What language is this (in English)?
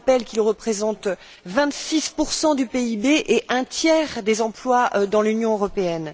French